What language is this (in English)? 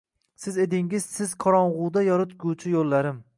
Uzbek